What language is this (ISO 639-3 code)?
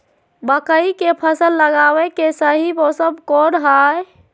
mag